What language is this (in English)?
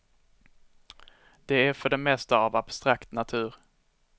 Swedish